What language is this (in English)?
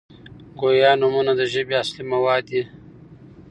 Pashto